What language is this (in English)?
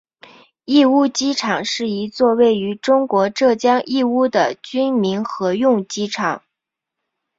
Chinese